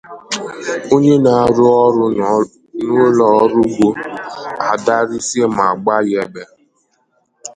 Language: Igbo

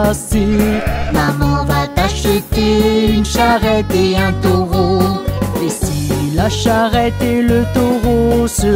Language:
French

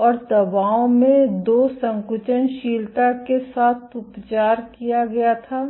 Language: Hindi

